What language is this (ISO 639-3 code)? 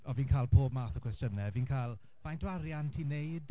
cym